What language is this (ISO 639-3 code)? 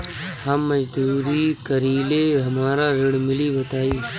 bho